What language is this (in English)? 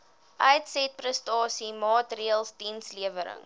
Afrikaans